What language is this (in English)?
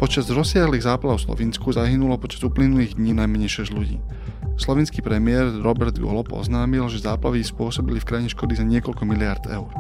Slovak